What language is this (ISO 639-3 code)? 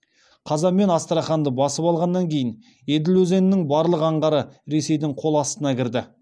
kaz